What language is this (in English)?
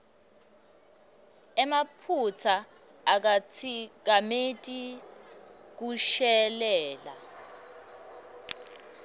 Swati